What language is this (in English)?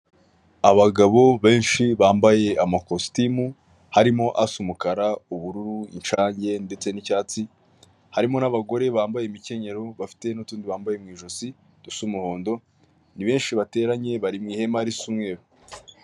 Kinyarwanda